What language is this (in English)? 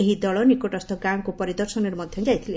Odia